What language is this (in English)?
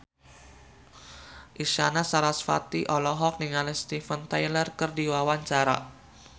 Sundanese